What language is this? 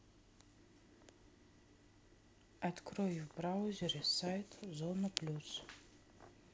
Russian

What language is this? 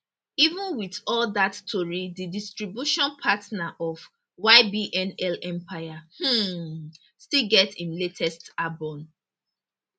Nigerian Pidgin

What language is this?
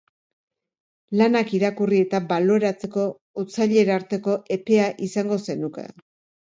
Basque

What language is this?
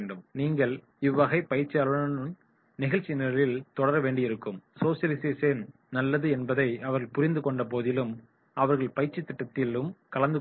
Tamil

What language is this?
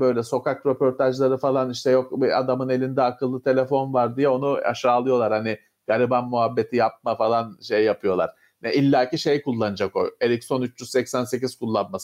Turkish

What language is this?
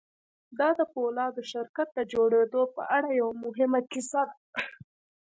Pashto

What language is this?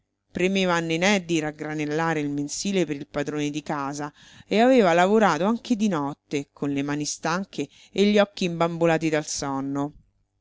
Italian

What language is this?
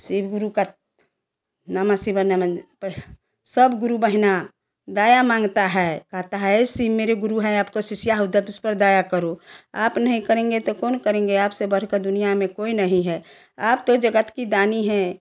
Hindi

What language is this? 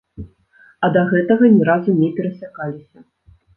Belarusian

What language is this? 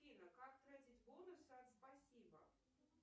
Russian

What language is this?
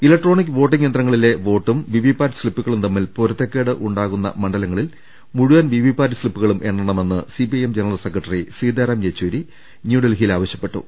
Malayalam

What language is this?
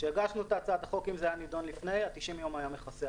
Hebrew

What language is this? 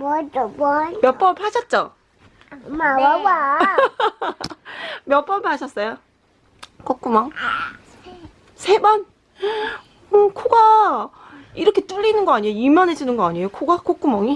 Korean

